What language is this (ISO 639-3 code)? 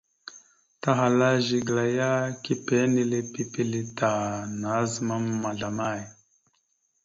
mxu